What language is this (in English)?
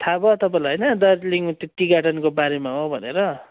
Nepali